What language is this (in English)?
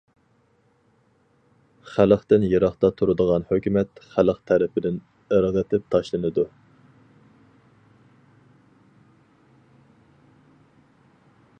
Uyghur